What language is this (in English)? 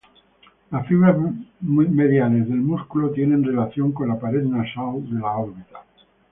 Spanish